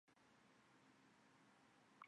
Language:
Chinese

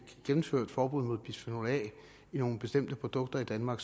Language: Danish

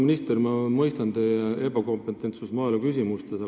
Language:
Estonian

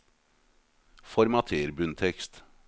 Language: Norwegian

